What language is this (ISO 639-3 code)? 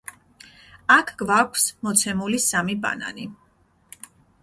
kat